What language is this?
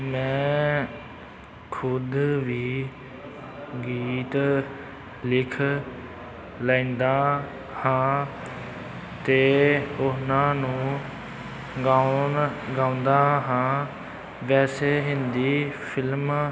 Punjabi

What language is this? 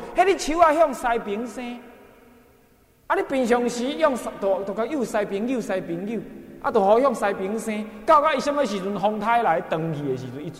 Chinese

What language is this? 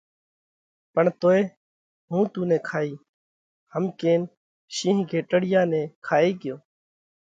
Parkari Koli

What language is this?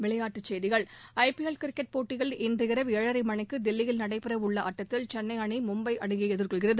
Tamil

